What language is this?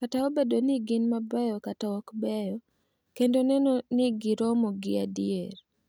Luo (Kenya and Tanzania)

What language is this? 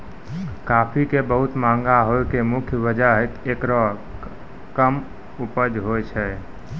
Maithili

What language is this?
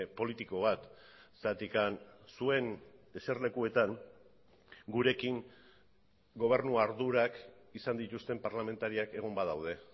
Basque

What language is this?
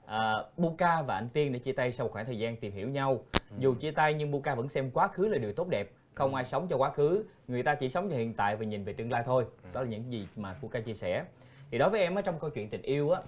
Vietnamese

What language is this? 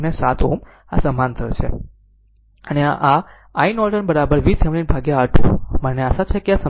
Gujarati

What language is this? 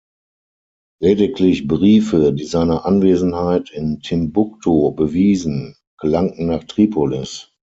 German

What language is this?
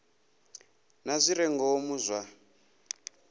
Venda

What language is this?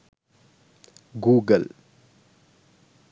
Sinhala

